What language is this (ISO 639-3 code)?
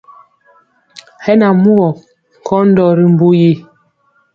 mcx